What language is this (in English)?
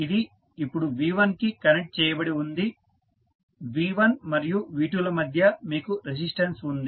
Telugu